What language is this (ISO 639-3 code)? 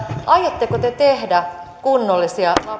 fin